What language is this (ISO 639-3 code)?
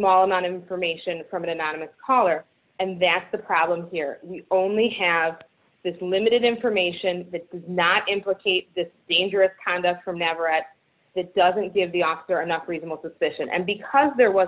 eng